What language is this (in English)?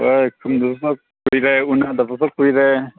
Manipuri